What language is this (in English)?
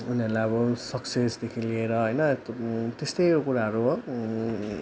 Nepali